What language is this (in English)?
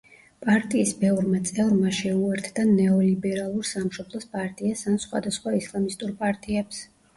Georgian